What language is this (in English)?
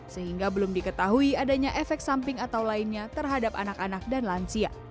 Indonesian